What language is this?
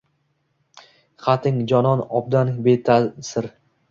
Uzbek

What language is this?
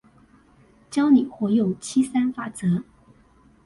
Chinese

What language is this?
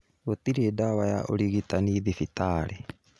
Kikuyu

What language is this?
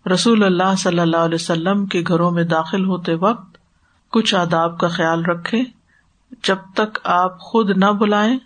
Urdu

